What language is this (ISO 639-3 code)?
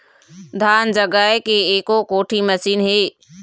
hne